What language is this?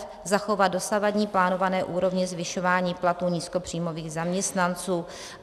Czech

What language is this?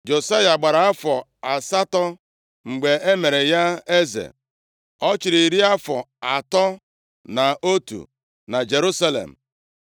Igbo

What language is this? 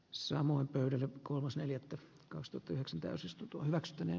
Finnish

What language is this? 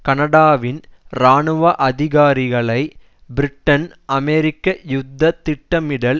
Tamil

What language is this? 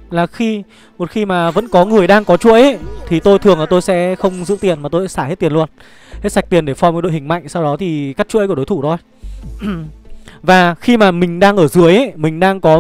Vietnamese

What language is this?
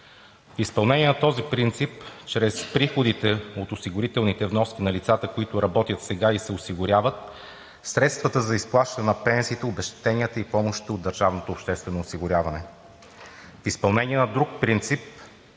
Bulgarian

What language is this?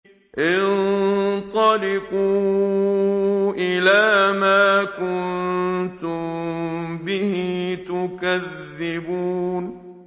Arabic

